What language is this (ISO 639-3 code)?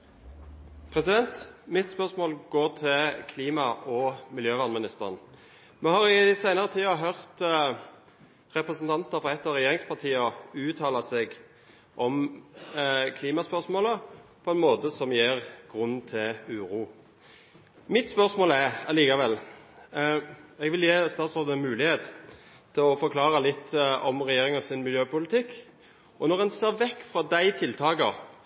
nor